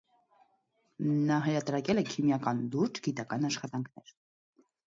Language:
Armenian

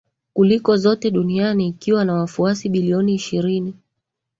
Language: Swahili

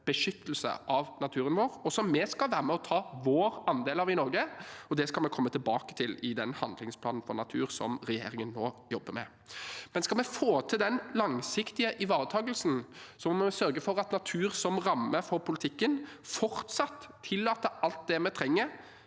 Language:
Norwegian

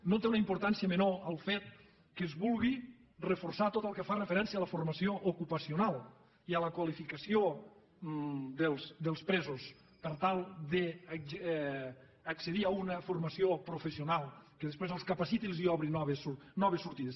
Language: Catalan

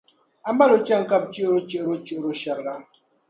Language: Dagbani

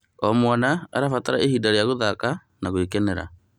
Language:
Kikuyu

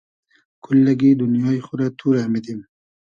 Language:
Hazaragi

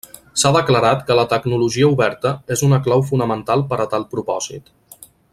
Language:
Catalan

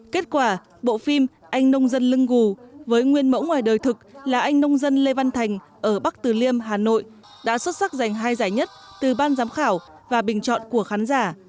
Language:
Vietnamese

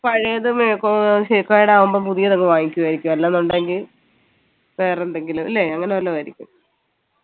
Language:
Malayalam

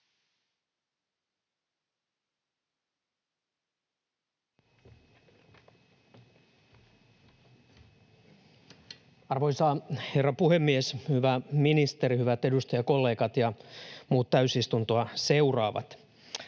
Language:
Finnish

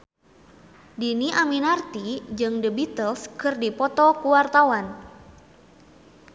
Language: Sundanese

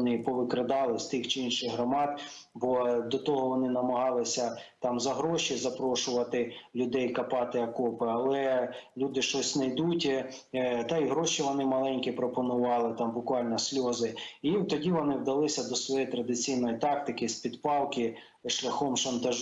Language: Ukrainian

